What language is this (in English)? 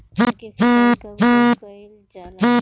Bhojpuri